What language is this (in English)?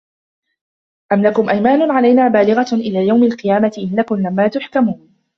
Arabic